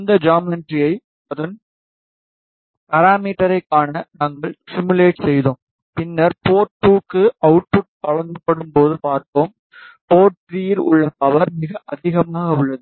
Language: Tamil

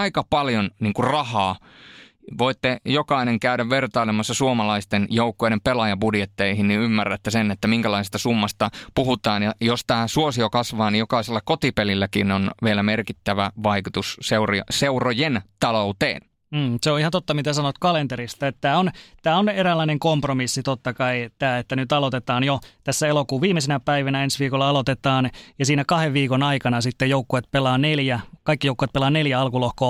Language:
Finnish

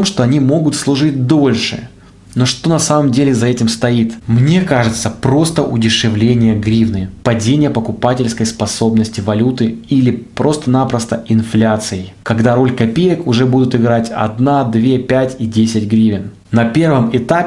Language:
Russian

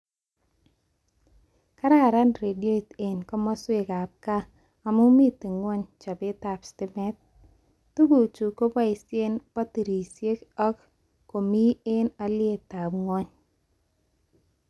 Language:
Kalenjin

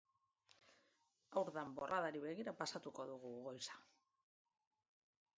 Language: Basque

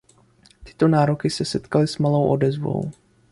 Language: Czech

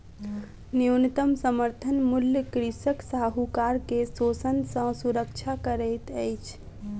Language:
Maithili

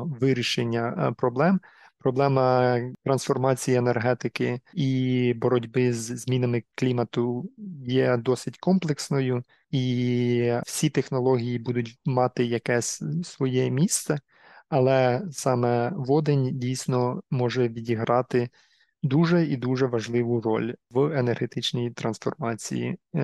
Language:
Ukrainian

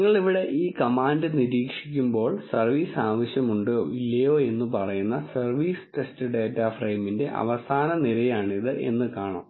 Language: Malayalam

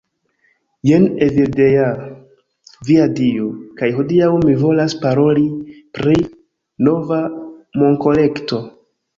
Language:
Esperanto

